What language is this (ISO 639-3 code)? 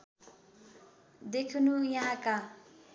nep